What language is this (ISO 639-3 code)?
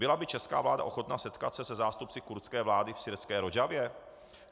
ces